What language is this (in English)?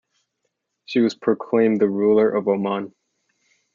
English